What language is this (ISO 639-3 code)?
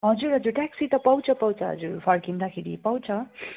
nep